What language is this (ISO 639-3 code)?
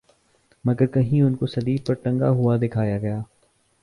urd